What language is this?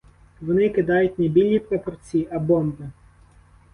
Ukrainian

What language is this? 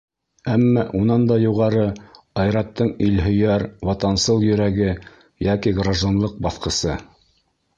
Bashkir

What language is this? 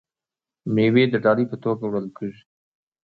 Pashto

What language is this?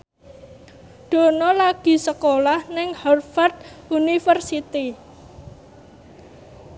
Javanese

